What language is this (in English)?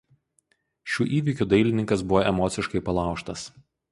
Lithuanian